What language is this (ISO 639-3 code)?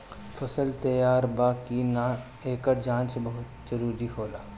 bho